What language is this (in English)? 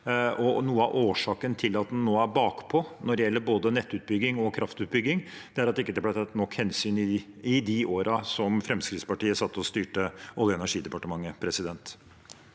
Norwegian